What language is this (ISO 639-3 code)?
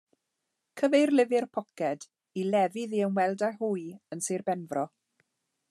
cym